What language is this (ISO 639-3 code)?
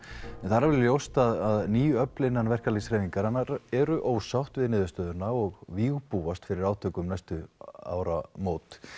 isl